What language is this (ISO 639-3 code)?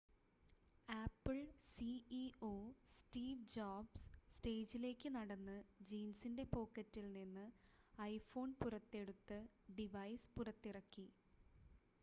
mal